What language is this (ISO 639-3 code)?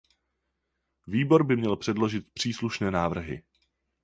ces